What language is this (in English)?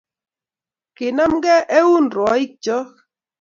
Kalenjin